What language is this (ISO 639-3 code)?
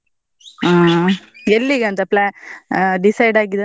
kan